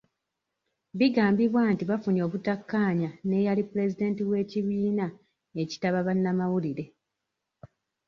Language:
Ganda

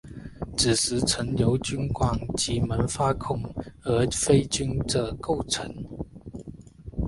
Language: Chinese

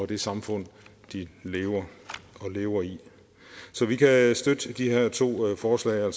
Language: Danish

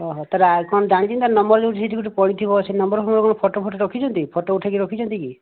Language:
Odia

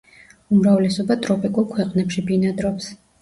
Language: Georgian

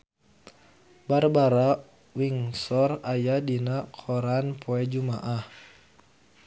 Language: Sundanese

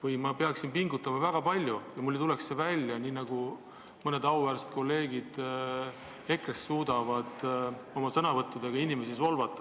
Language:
Estonian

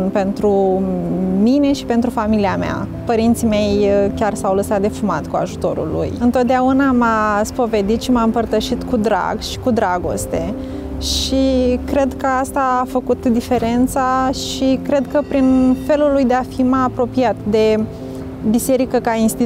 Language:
Romanian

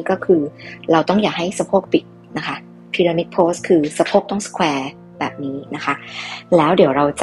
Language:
Thai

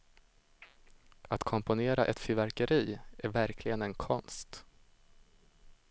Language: Swedish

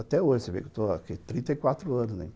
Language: Portuguese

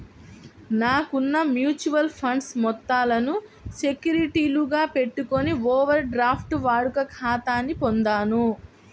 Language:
Telugu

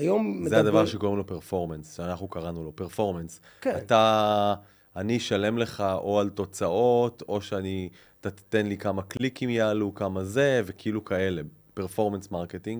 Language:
Hebrew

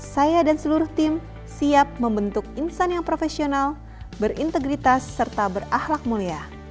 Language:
Indonesian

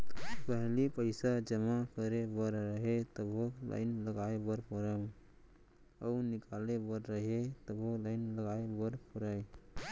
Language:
Chhattisgarhi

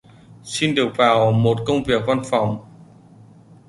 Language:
Vietnamese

